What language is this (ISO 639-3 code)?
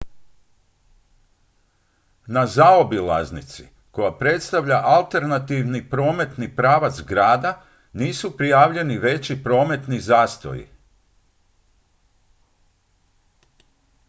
hrv